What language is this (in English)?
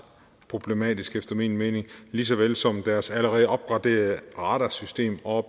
Danish